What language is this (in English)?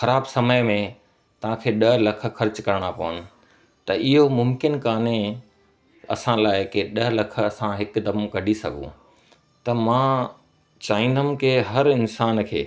Sindhi